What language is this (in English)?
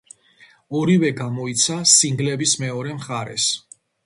Georgian